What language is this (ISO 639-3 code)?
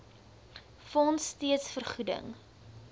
afr